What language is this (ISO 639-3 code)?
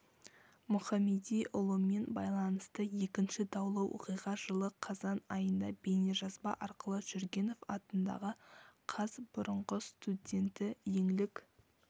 kaz